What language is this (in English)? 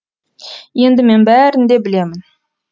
Kazakh